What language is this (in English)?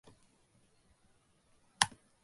Japanese